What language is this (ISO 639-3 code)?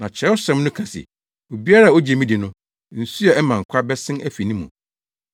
aka